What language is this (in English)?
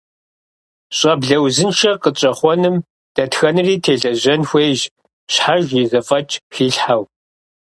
Kabardian